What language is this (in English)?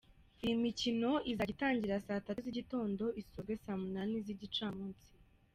Kinyarwanda